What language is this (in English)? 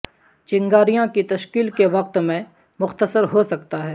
Urdu